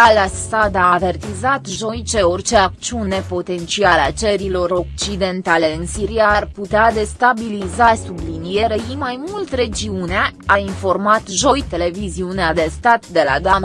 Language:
Romanian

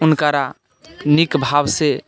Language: Maithili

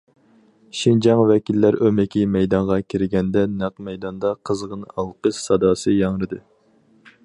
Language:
Uyghur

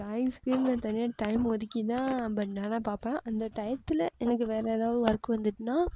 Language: Tamil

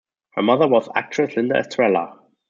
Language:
English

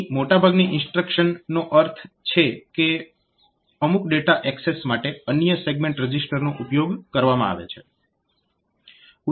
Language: Gujarati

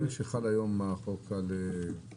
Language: Hebrew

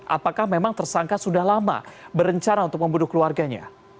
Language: Indonesian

